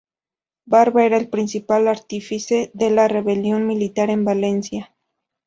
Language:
Spanish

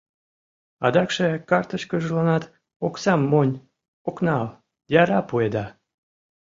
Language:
Mari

